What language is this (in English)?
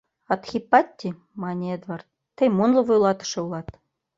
Mari